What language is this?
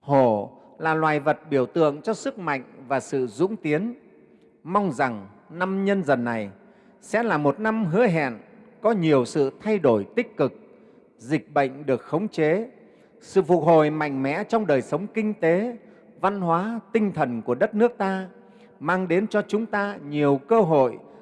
Vietnamese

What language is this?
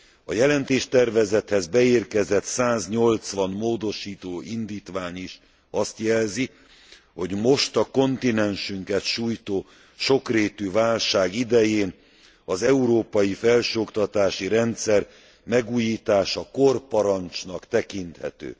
Hungarian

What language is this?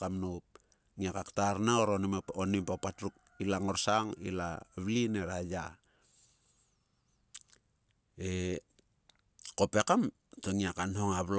Sulka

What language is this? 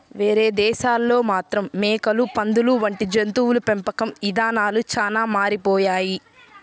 Telugu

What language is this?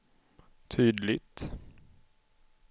Swedish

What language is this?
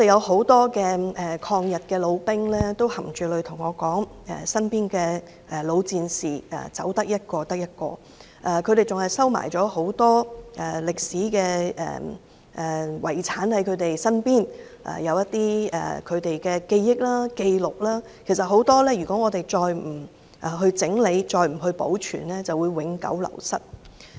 Cantonese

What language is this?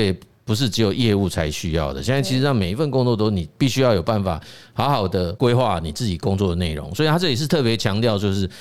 Chinese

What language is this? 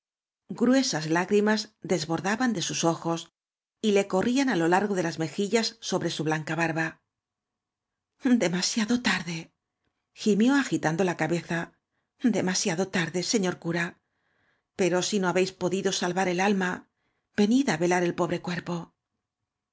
Spanish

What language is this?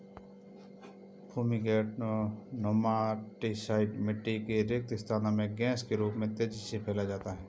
Hindi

